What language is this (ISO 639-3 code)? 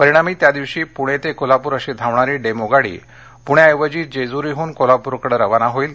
mar